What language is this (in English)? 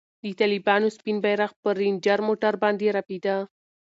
Pashto